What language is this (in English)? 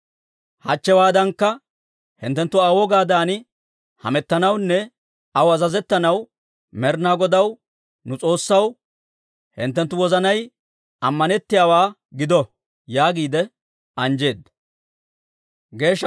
Dawro